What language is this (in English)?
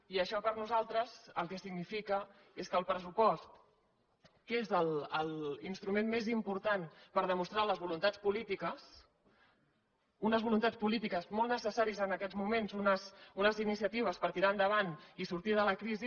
Catalan